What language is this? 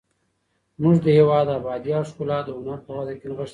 Pashto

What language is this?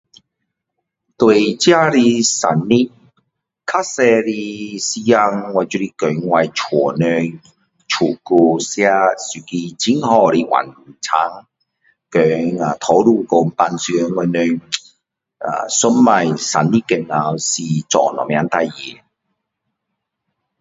Min Dong Chinese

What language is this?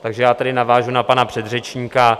Czech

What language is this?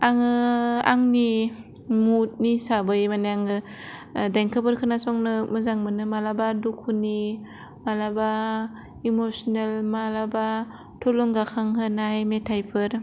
Bodo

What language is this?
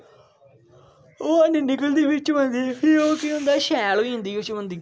Dogri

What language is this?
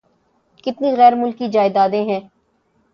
Urdu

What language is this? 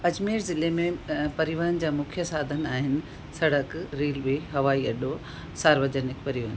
Sindhi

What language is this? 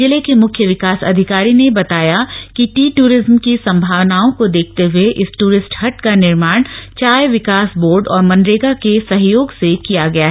Hindi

